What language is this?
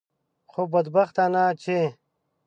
Pashto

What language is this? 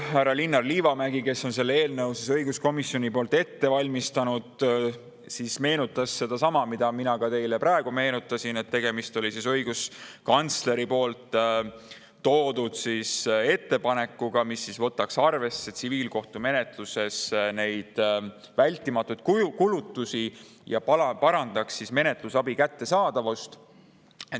Estonian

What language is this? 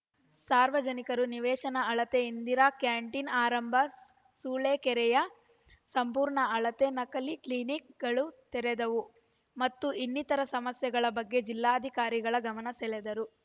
Kannada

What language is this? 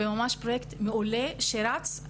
Hebrew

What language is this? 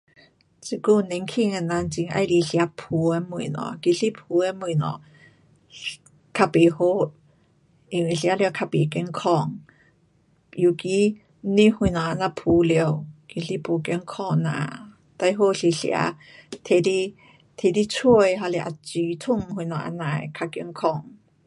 Pu-Xian Chinese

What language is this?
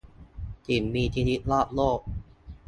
Thai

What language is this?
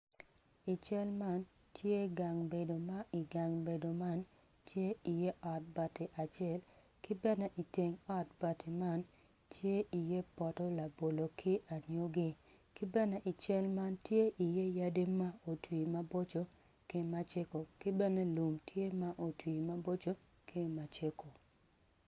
Acoli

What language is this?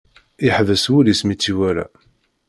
Kabyle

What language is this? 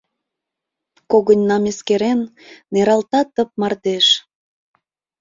Mari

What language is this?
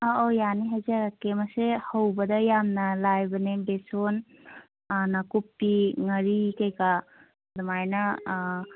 Manipuri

